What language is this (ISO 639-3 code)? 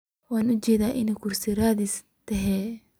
som